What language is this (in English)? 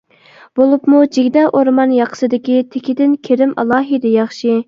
Uyghur